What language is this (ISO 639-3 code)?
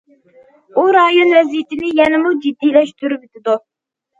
uig